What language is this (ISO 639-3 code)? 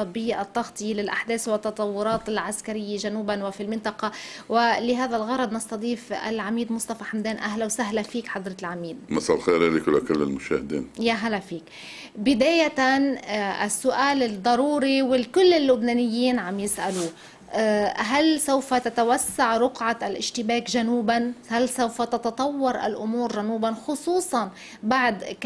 ara